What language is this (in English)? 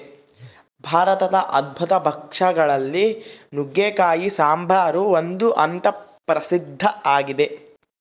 Kannada